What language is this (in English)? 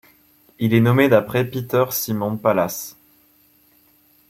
French